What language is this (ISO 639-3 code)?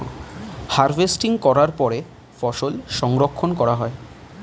ben